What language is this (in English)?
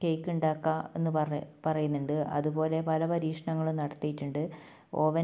Malayalam